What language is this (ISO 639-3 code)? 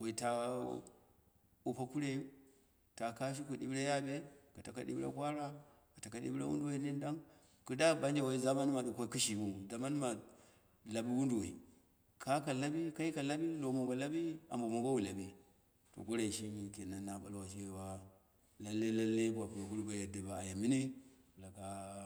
kna